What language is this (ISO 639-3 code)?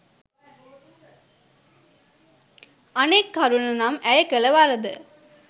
sin